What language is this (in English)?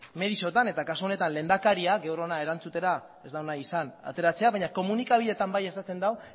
Basque